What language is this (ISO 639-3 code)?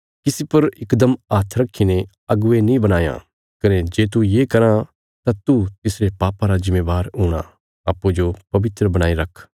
kfs